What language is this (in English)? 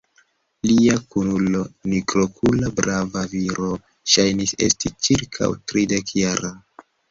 Esperanto